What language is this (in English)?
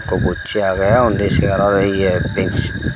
Chakma